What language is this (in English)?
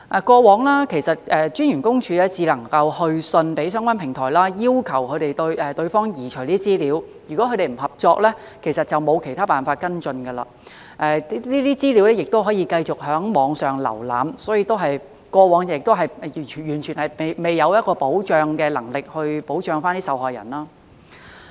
Cantonese